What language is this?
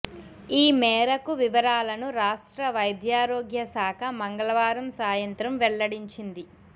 Telugu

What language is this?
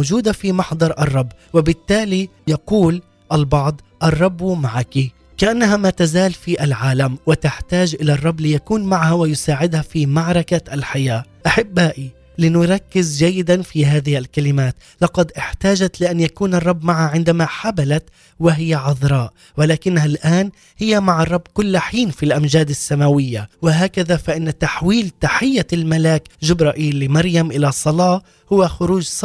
Arabic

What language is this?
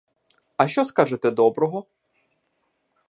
Ukrainian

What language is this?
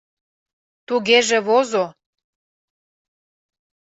Mari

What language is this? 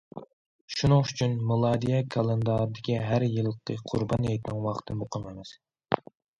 Uyghur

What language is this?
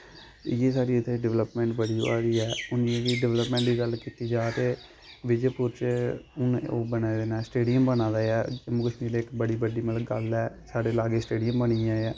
Dogri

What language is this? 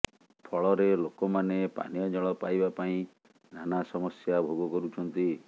Odia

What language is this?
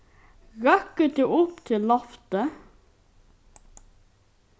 Faroese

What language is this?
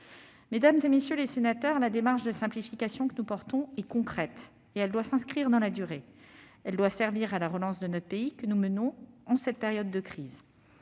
French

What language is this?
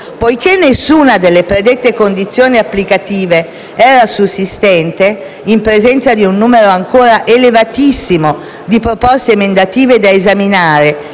Italian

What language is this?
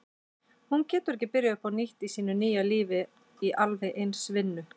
Icelandic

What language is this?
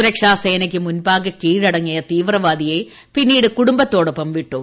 Malayalam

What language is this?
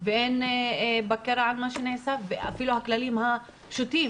Hebrew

